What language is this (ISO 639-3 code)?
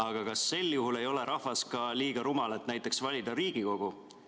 est